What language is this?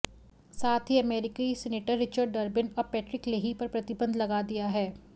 Hindi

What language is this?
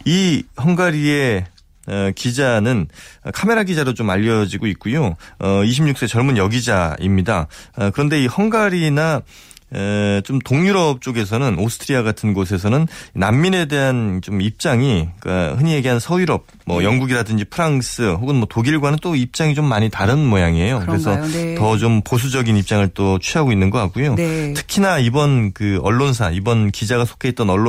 Korean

